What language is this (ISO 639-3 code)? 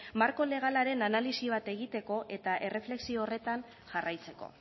eus